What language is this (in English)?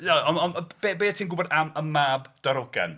Welsh